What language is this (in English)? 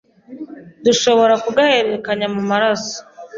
Kinyarwanda